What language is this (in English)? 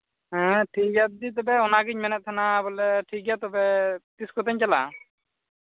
Santali